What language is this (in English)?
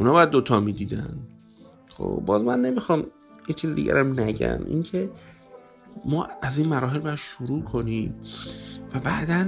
Persian